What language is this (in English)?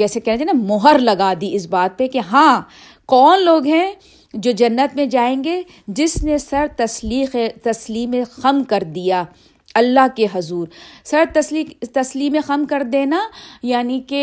Urdu